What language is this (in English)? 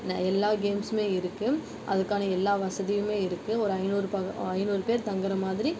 Tamil